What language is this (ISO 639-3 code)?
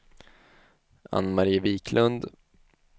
swe